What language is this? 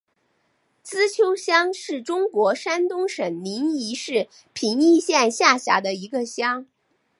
Chinese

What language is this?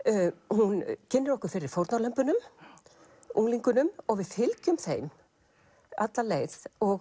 Icelandic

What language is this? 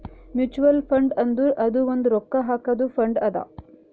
Kannada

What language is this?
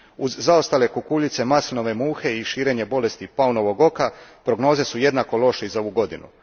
Croatian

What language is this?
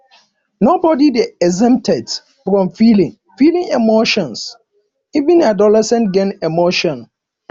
Nigerian Pidgin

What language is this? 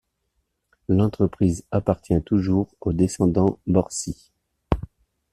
French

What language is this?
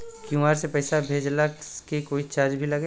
Bhojpuri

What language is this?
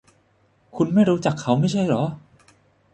Thai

